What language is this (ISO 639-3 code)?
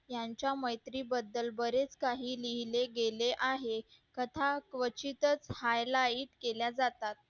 mar